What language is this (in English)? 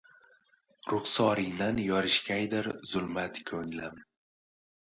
Uzbek